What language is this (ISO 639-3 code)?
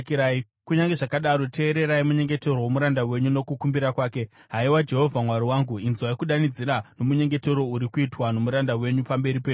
sna